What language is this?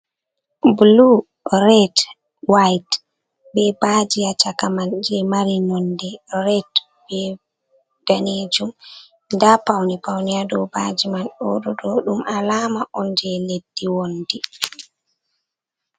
Fula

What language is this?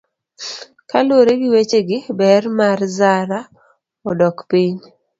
Luo (Kenya and Tanzania)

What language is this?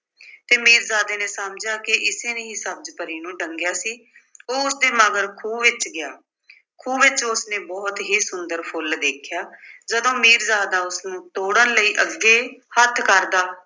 Punjabi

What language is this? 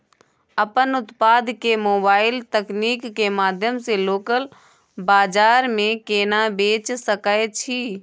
Maithili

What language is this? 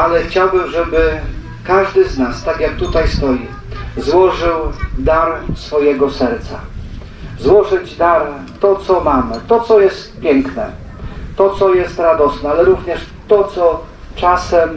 Polish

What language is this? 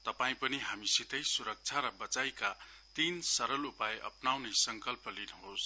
Nepali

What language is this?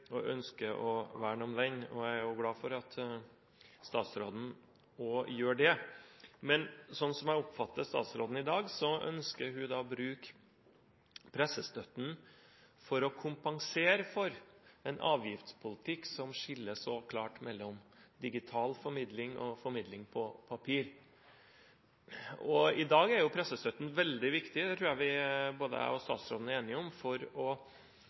Norwegian Bokmål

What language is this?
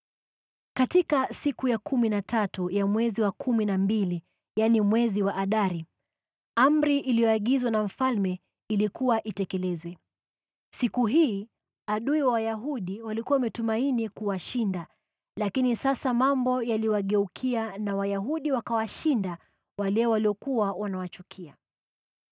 Swahili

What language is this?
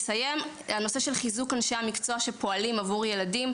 Hebrew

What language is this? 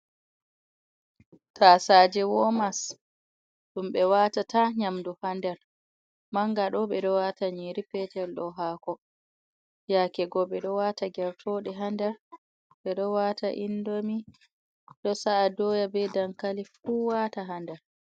Fula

